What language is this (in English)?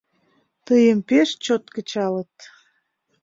Mari